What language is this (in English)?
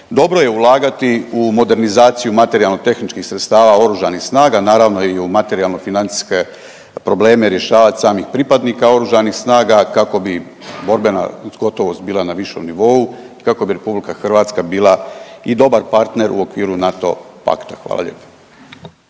Croatian